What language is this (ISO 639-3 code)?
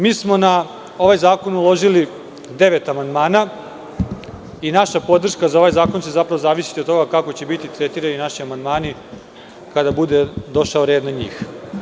srp